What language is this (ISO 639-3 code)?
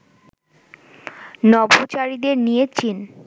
ben